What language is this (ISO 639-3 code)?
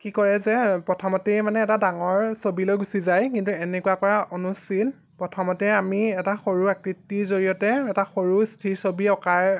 asm